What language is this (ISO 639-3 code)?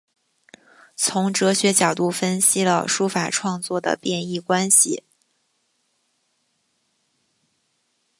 zho